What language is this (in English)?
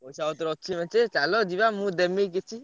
Odia